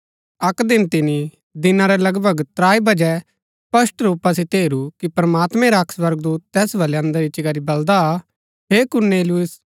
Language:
Gaddi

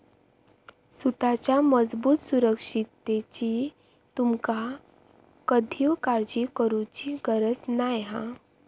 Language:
Marathi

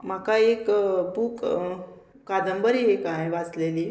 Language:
Konkani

